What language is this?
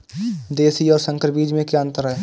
Hindi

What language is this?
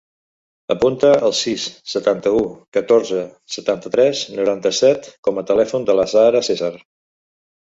Catalan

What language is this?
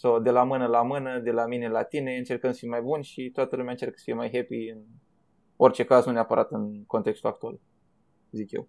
Romanian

